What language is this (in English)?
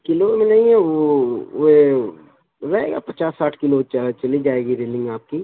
Urdu